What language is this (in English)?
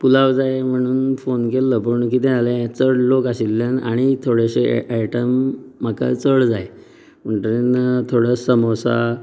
Konkani